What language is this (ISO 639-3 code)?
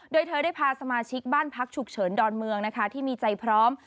tha